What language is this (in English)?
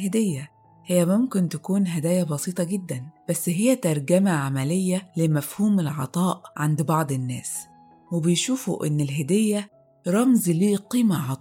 Arabic